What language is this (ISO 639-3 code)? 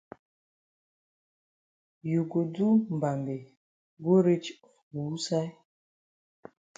wes